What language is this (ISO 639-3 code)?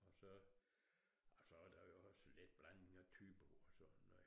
dan